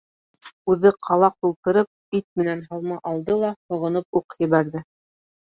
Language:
Bashkir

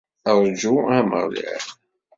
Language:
Kabyle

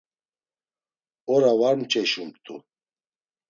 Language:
Laz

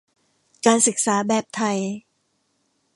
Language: Thai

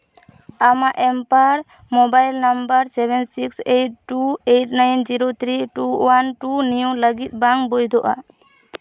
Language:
Santali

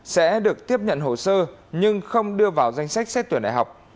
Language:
Vietnamese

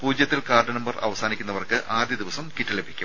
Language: Malayalam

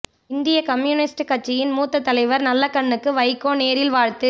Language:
Tamil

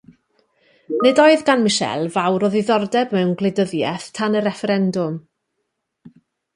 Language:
Welsh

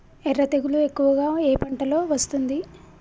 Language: Telugu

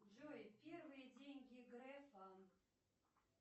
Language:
Russian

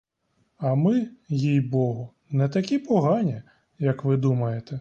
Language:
Ukrainian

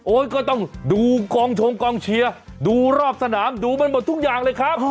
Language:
Thai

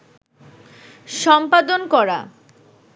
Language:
Bangla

